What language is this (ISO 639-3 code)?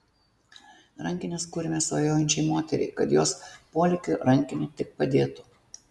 lit